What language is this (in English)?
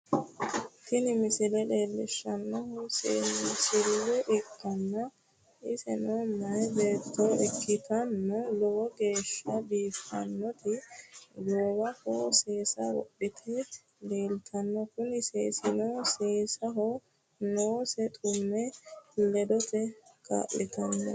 Sidamo